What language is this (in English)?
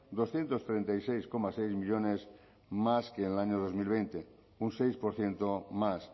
Spanish